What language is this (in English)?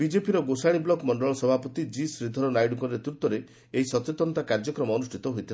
Odia